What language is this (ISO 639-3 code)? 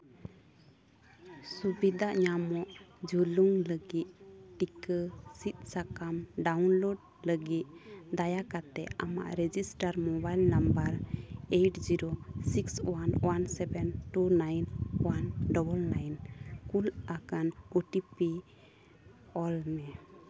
sat